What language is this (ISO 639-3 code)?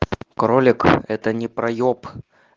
rus